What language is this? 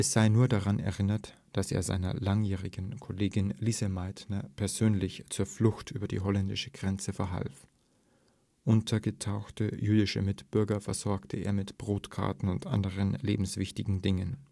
German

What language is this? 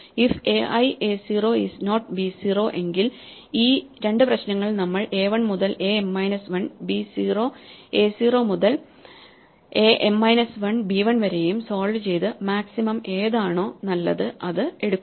Malayalam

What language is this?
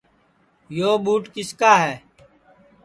Sansi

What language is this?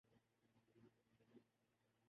Urdu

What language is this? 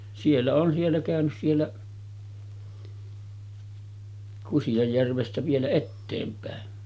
Finnish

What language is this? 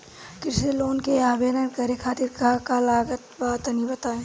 Bhojpuri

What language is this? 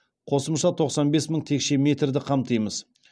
Kazakh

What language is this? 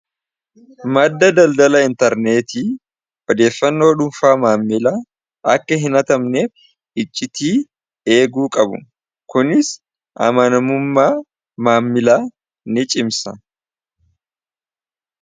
Oromo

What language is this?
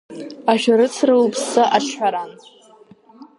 Abkhazian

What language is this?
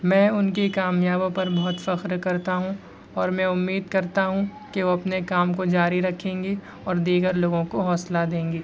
Urdu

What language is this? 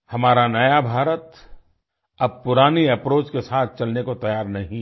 Hindi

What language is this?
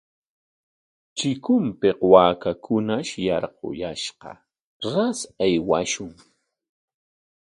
Corongo Ancash Quechua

